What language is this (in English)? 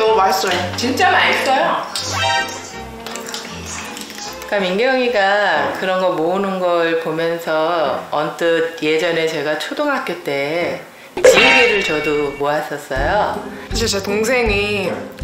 Korean